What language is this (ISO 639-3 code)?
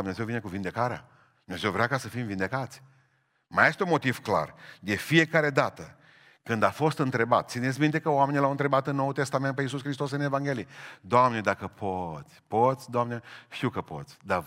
ron